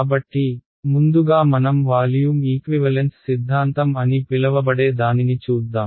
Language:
Telugu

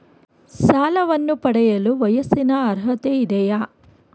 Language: Kannada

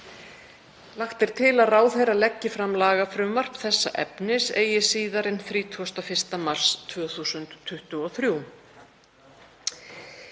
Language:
Icelandic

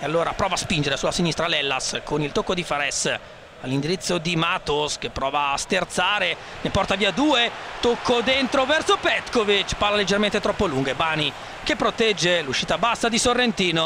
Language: Italian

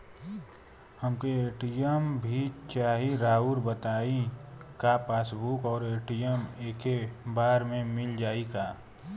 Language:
Bhojpuri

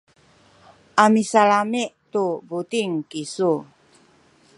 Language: Sakizaya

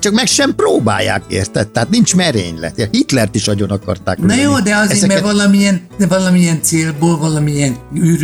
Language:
Hungarian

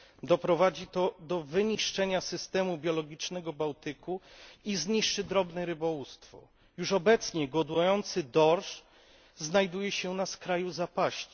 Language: Polish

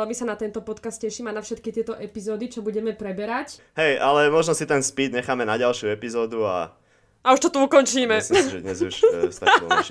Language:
Slovak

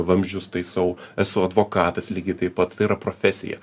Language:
Lithuanian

